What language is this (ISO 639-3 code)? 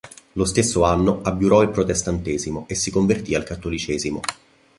ita